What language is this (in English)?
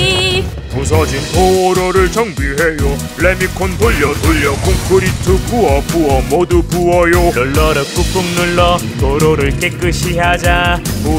Korean